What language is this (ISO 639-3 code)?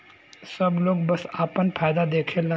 bho